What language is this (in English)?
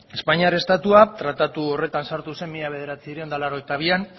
Basque